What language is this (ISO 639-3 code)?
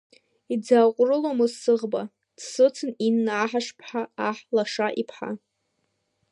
abk